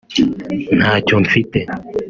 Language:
Kinyarwanda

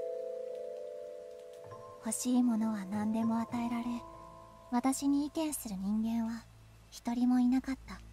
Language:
Japanese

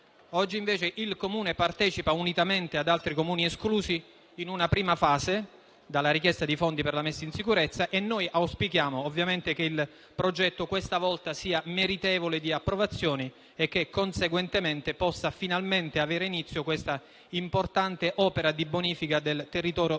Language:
Italian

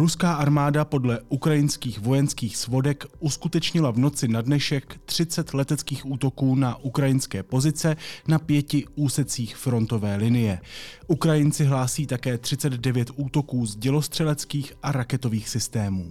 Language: Czech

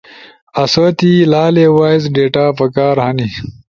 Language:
Ushojo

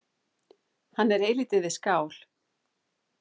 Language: Icelandic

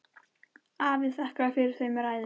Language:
Icelandic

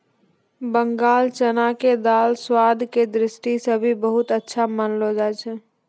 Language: Maithili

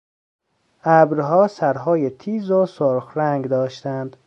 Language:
Persian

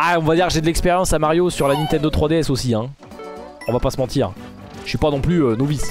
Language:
French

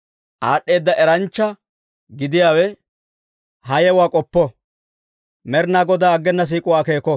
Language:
Dawro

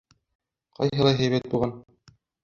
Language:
Bashkir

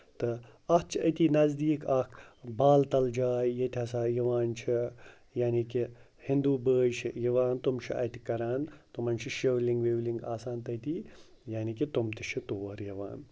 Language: Kashmiri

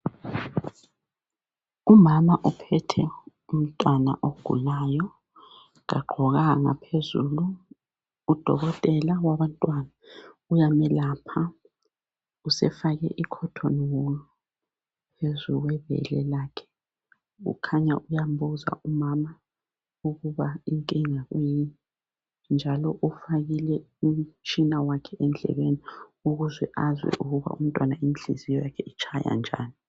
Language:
North Ndebele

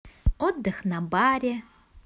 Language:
Russian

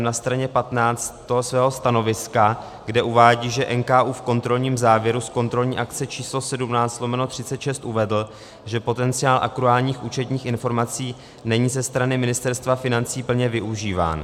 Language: Czech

